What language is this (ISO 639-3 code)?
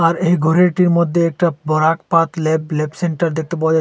ben